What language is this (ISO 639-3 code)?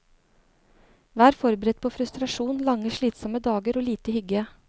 nor